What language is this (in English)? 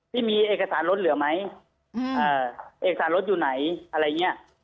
Thai